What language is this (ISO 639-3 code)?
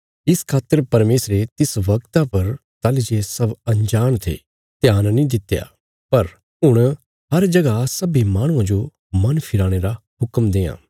kfs